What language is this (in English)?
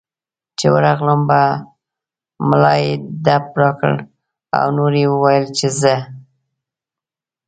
Pashto